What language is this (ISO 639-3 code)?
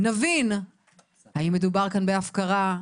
heb